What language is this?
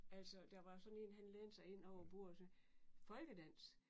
Danish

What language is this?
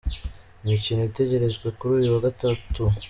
Kinyarwanda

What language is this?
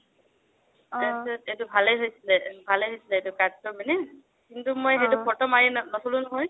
Assamese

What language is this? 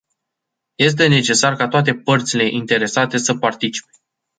Romanian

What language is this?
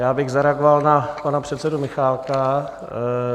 Czech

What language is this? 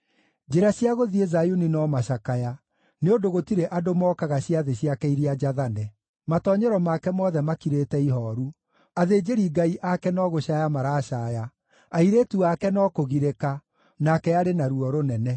Kikuyu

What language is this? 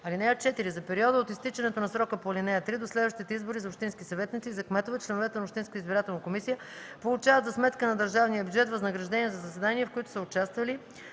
Bulgarian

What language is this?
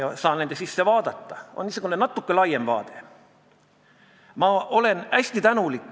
Estonian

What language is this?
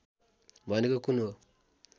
Nepali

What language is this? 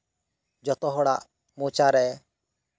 Santali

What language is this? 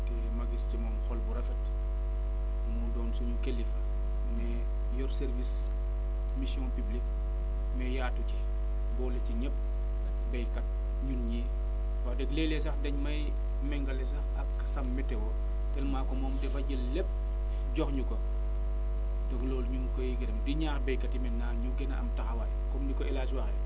Wolof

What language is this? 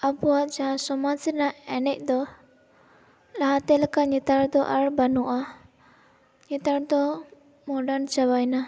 Santali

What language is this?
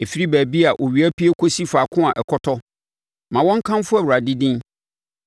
Akan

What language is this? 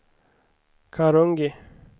Swedish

